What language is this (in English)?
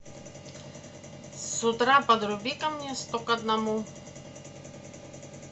Russian